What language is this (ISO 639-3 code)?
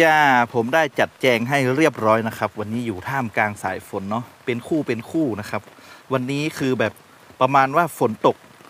tha